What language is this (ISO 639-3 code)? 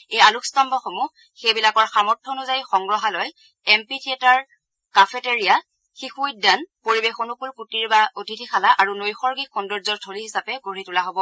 asm